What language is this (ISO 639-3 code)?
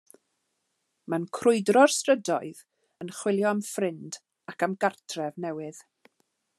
cym